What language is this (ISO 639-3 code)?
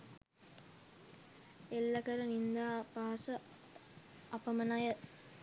sin